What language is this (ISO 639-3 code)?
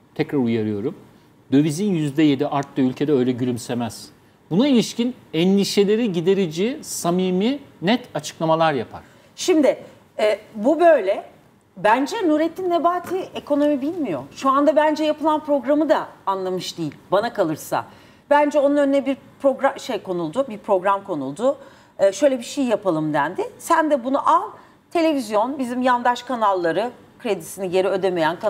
tur